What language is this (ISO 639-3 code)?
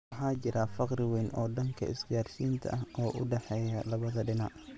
som